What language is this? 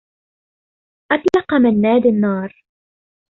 Arabic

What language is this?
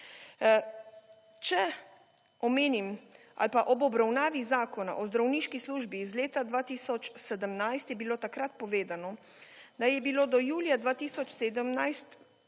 Slovenian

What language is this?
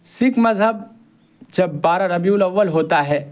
Urdu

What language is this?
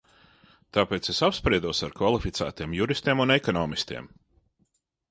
Latvian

